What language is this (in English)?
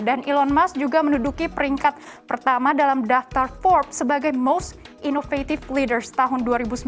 Indonesian